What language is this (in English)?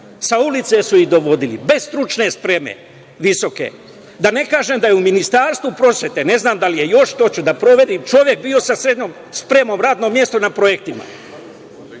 Serbian